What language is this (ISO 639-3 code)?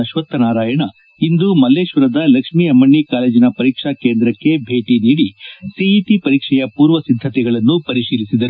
kan